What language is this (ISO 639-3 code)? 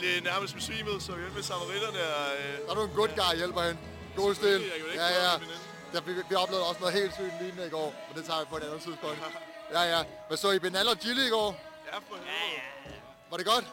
dan